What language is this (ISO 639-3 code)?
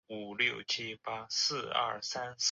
zho